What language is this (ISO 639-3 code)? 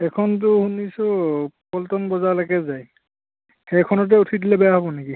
asm